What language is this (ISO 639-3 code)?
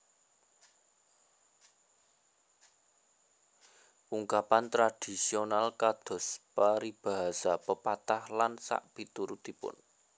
jav